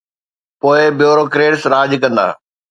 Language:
Sindhi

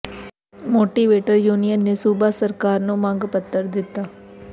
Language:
Punjabi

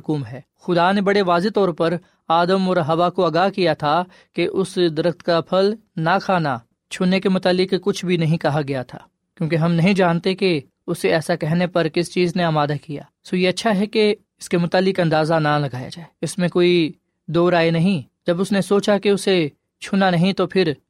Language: Urdu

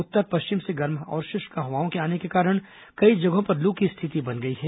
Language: Hindi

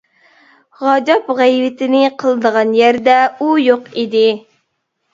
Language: Uyghur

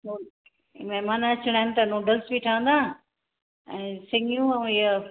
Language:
Sindhi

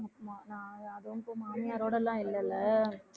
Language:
Tamil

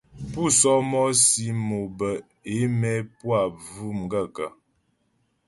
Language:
Ghomala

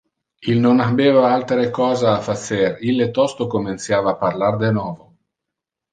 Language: Interlingua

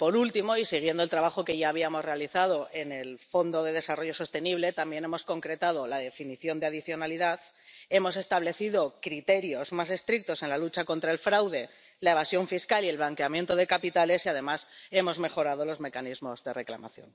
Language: Spanish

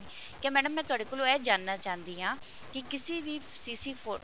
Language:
Punjabi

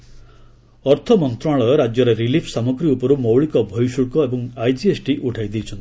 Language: Odia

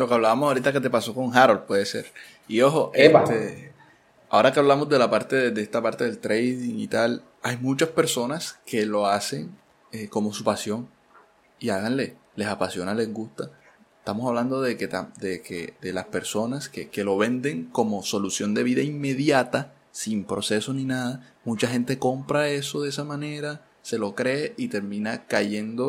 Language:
Spanish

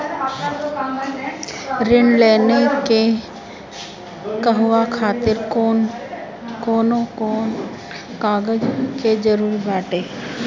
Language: Bhojpuri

